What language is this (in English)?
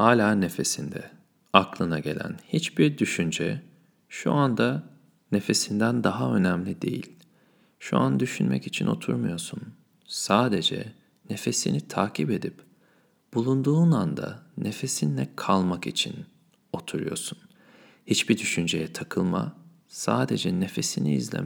Turkish